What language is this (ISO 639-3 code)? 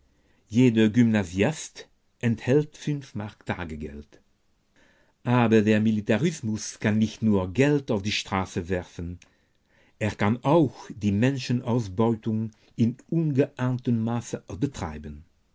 deu